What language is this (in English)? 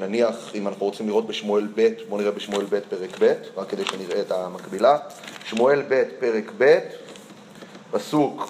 Hebrew